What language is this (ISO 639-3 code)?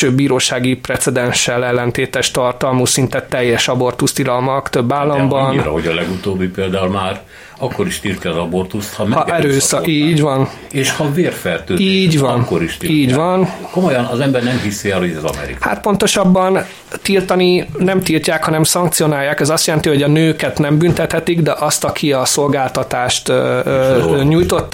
hun